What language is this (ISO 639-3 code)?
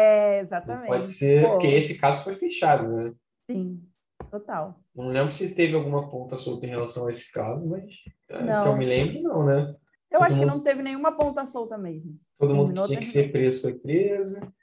por